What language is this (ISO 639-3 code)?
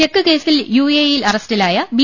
mal